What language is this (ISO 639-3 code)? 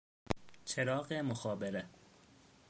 fas